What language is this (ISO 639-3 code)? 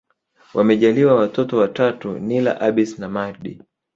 swa